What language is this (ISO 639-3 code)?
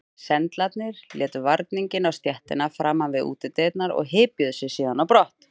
isl